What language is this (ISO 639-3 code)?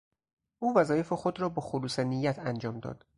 fas